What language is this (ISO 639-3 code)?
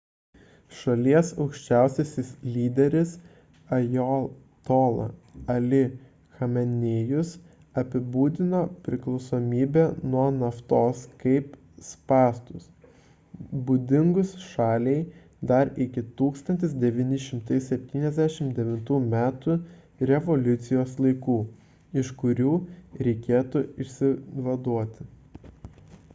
lit